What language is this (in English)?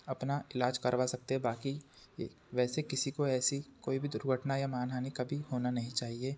Hindi